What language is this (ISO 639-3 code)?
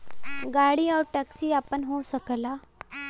bho